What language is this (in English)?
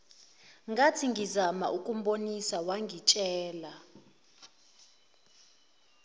Zulu